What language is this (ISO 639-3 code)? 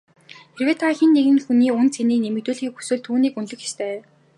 mon